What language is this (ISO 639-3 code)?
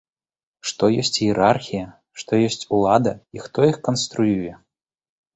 bel